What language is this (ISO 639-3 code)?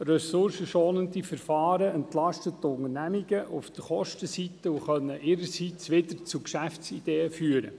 gsw